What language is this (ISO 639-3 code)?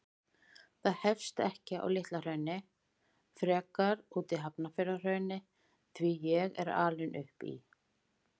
isl